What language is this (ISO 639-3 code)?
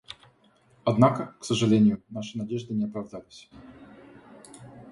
rus